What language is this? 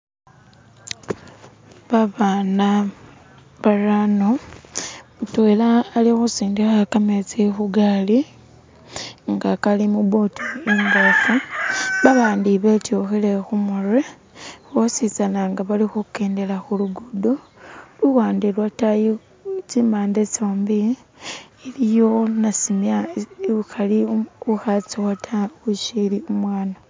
Masaaba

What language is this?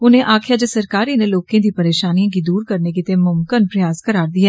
Dogri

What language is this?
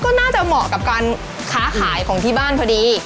Thai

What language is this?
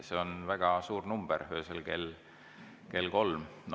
Estonian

